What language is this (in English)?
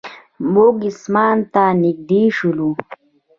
Pashto